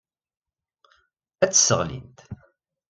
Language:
Kabyle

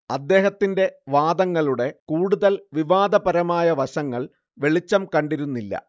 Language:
Malayalam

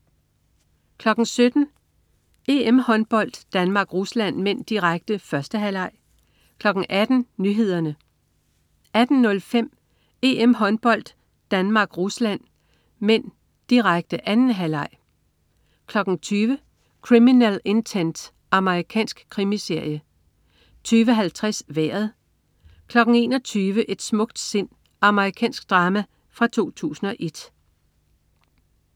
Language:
Danish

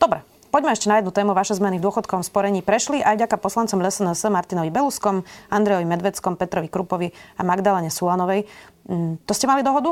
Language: Slovak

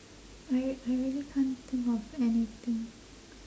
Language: English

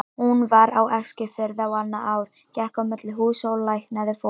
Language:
Icelandic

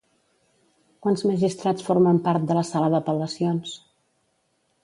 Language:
Catalan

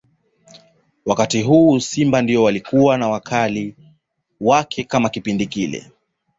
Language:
Swahili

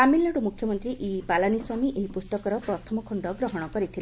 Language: Odia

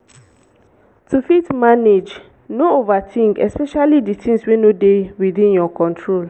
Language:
Nigerian Pidgin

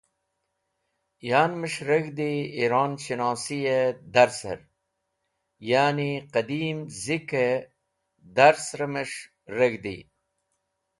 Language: Wakhi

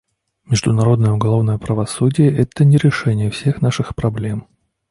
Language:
Russian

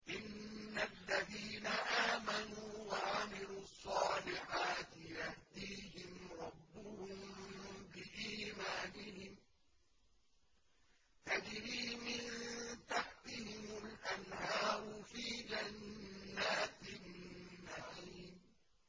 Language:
Arabic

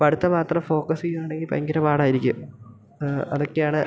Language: Malayalam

